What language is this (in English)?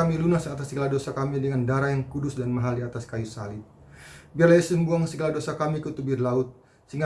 Indonesian